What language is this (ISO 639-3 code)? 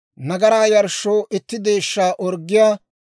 dwr